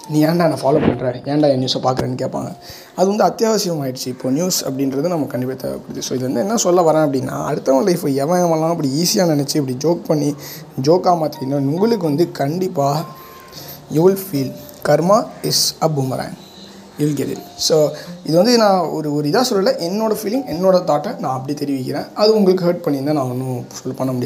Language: Tamil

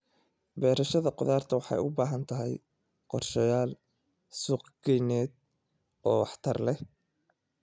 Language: Somali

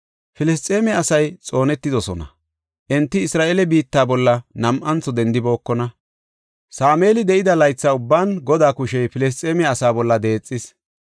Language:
Gofa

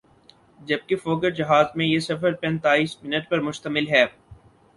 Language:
Urdu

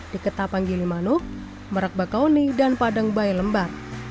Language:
Indonesian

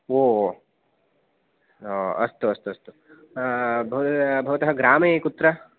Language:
Sanskrit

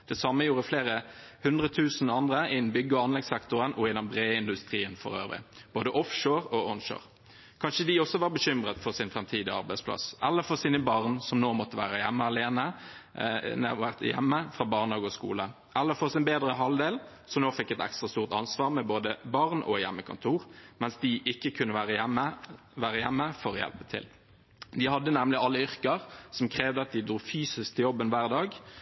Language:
Norwegian Bokmål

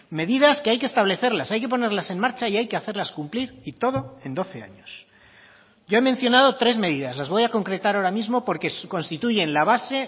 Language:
Spanish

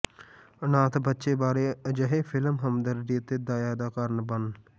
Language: Punjabi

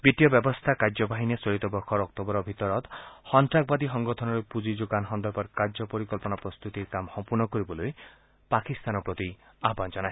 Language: Assamese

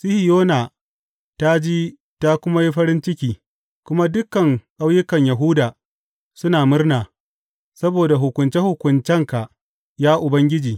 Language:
Hausa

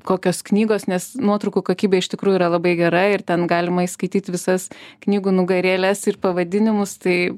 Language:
Lithuanian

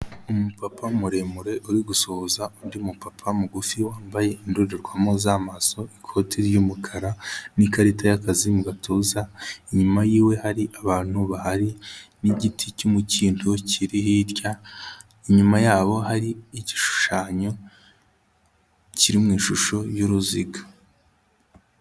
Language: Kinyarwanda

